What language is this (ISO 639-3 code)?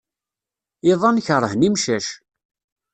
kab